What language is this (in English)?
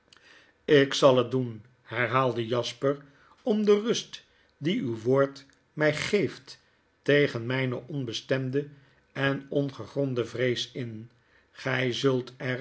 Dutch